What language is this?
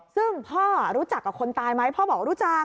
Thai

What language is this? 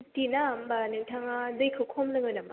Bodo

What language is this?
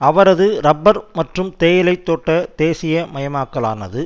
Tamil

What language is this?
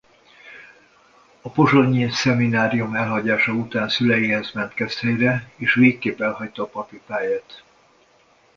Hungarian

